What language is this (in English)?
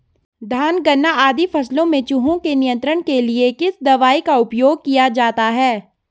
Hindi